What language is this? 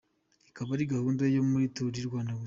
Kinyarwanda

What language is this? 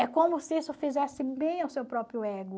Portuguese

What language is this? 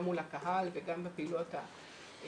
Hebrew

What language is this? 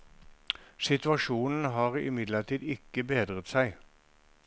Norwegian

